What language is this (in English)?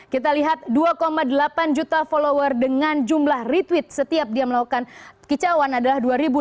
Indonesian